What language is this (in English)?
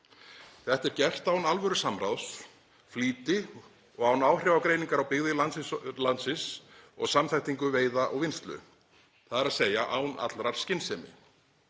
Icelandic